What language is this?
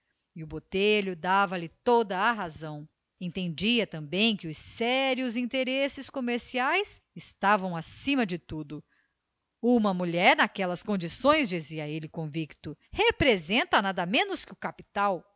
Portuguese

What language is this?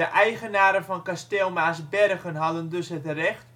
Dutch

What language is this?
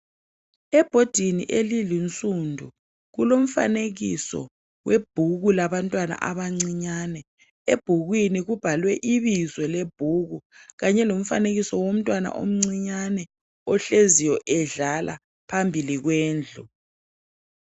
North Ndebele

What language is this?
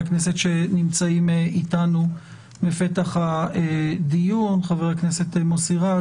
Hebrew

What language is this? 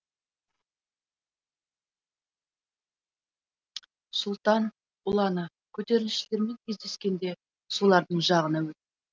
Kazakh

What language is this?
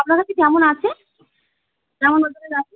Bangla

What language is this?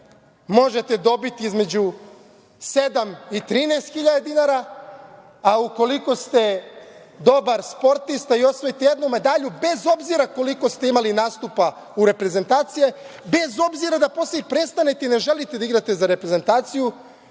Serbian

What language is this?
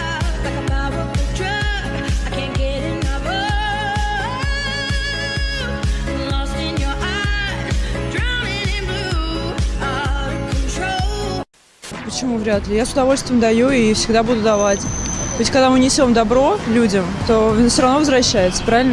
Russian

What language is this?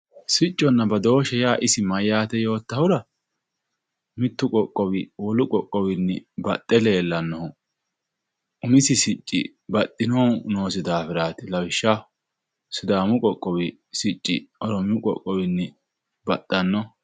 Sidamo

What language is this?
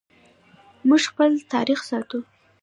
Pashto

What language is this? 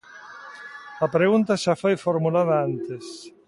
Galician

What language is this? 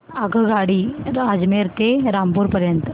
Marathi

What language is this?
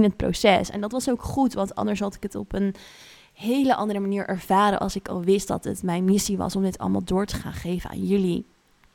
Dutch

